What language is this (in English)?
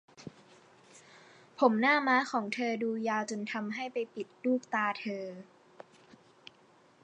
Thai